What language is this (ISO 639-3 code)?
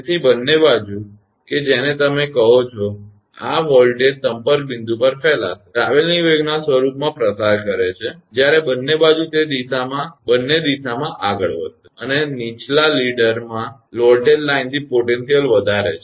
guj